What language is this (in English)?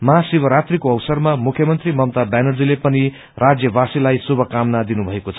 Nepali